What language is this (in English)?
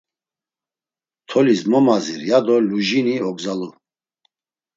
Laz